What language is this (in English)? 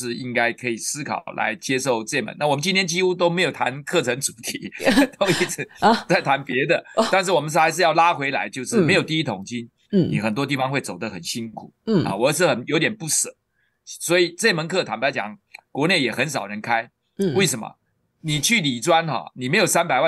Chinese